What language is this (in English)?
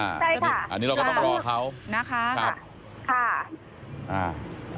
Thai